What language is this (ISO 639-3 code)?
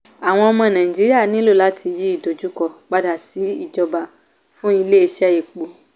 yor